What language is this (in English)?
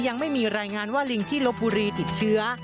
Thai